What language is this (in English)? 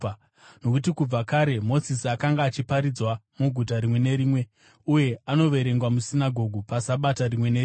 Shona